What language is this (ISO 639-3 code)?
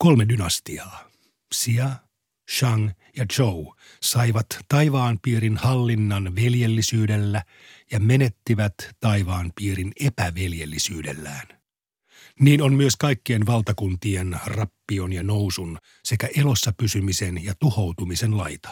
fin